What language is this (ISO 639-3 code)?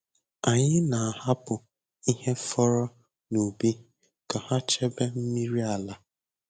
ibo